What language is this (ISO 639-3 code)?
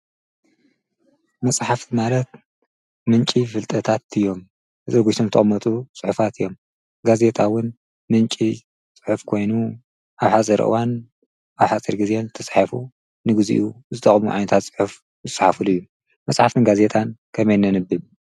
tir